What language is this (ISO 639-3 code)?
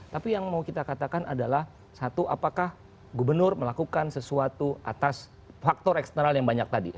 ind